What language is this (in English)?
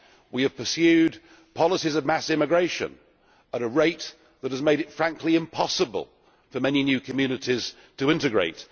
English